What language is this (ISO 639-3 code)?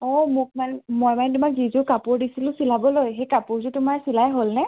asm